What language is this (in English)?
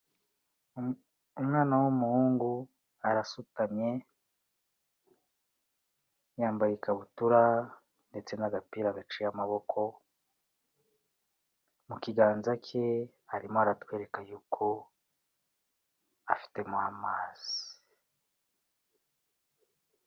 Kinyarwanda